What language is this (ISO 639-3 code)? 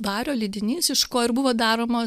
lit